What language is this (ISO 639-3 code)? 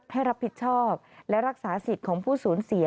tha